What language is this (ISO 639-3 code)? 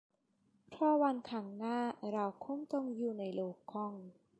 tha